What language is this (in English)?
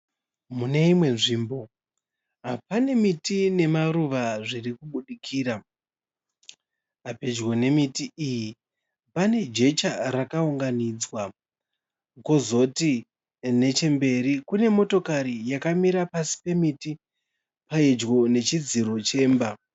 Shona